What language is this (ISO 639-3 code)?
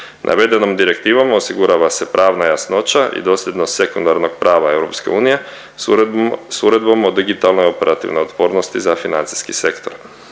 hrv